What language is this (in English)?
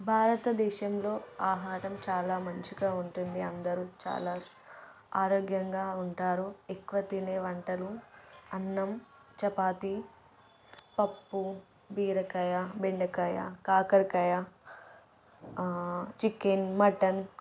Telugu